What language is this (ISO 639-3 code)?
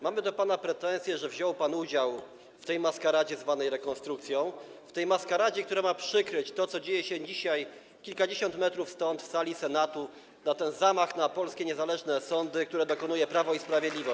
pol